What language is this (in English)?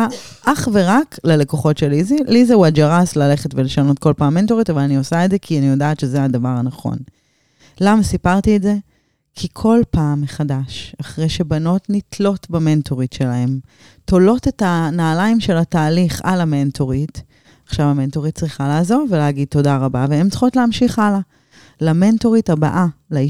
Hebrew